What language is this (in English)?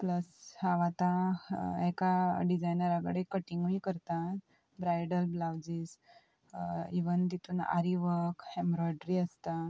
Konkani